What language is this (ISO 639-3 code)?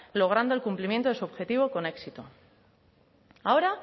spa